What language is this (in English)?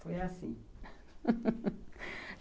Portuguese